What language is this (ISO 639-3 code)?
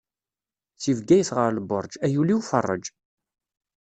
kab